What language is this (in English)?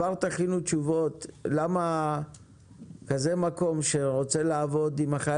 Hebrew